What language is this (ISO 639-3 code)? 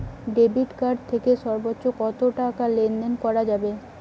ben